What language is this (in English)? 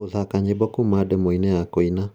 Kikuyu